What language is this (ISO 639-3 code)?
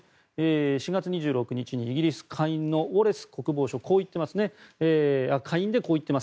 jpn